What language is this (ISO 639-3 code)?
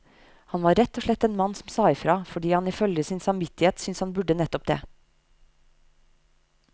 nor